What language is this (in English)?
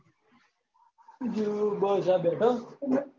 Gujarati